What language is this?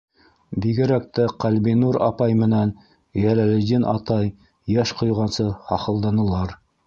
Bashkir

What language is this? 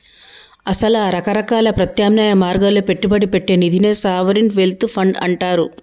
Telugu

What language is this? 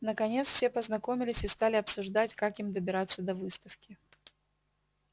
Russian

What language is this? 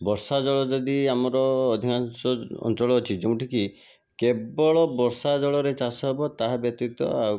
Odia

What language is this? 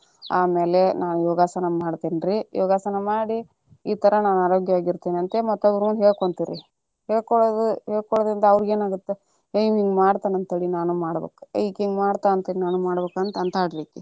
Kannada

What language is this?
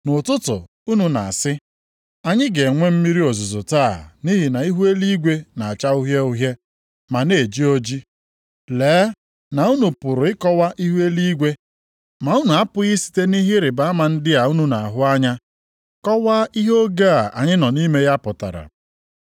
Igbo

